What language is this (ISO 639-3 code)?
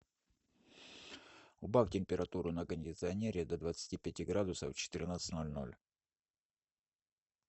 rus